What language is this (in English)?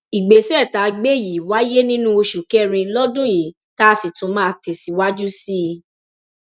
Yoruba